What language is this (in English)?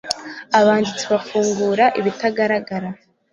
Kinyarwanda